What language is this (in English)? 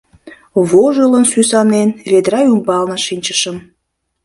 Mari